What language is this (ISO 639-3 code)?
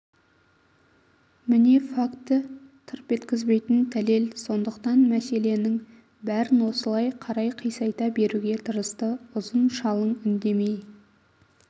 kaz